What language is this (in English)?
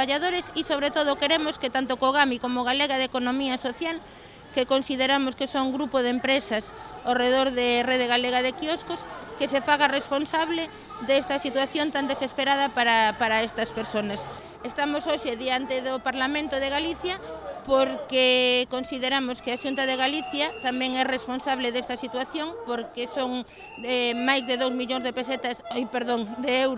Galician